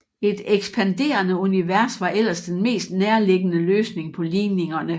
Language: Danish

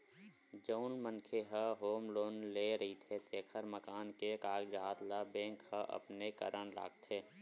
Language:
Chhattisgarhi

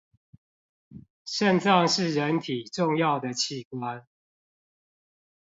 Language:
Chinese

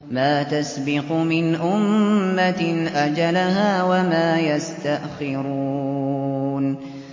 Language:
Arabic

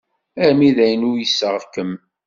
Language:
Kabyle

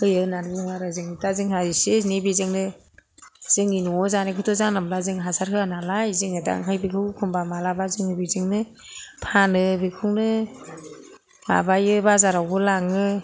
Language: Bodo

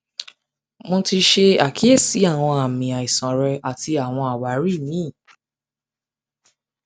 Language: Yoruba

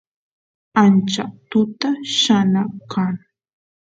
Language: Santiago del Estero Quichua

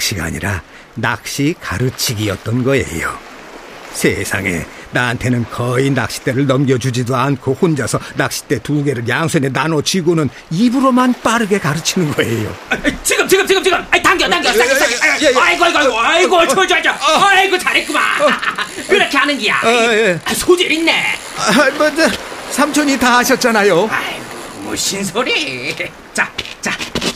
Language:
Korean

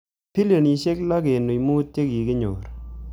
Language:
Kalenjin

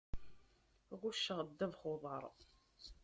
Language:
Kabyle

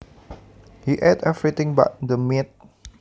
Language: Javanese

